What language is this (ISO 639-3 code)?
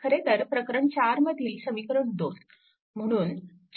mar